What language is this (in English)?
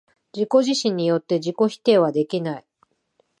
Japanese